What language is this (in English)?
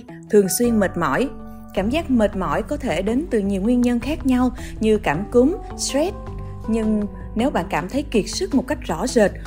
Vietnamese